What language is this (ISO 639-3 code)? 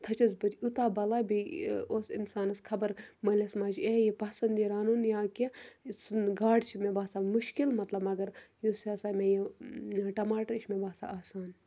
kas